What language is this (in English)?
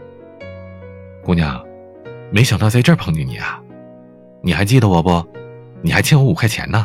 Chinese